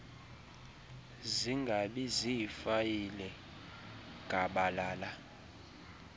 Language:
Xhosa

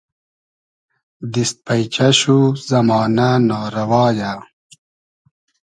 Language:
Hazaragi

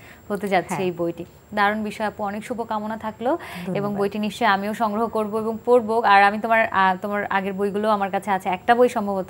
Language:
Hindi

